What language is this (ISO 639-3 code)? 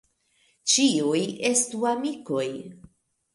epo